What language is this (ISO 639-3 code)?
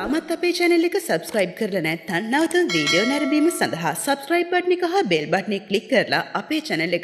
spa